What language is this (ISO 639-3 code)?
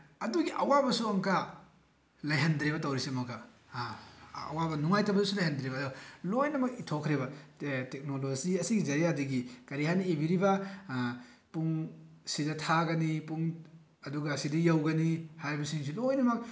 mni